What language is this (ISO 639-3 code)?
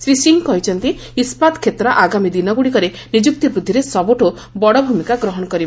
ori